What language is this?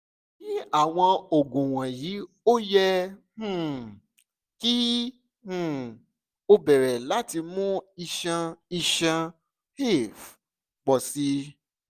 Yoruba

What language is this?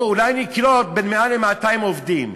Hebrew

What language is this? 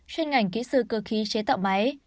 Vietnamese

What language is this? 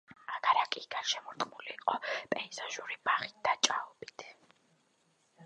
Georgian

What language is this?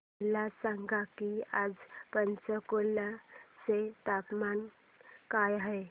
Marathi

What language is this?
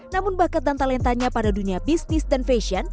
Indonesian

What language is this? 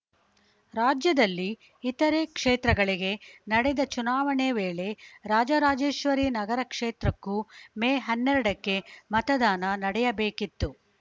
Kannada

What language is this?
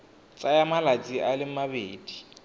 Tswana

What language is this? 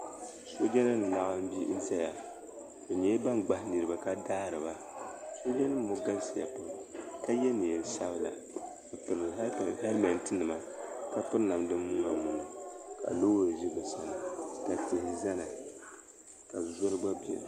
Dagbani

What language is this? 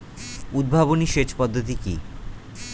Bangla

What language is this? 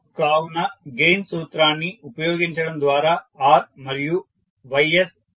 Telugu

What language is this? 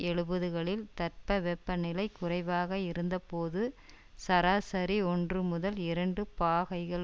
Tamil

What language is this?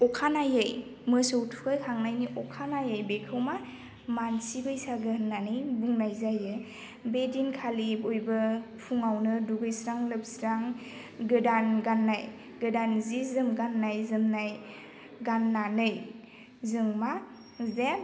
Bodo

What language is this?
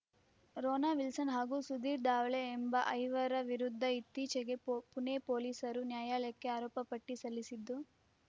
Kannada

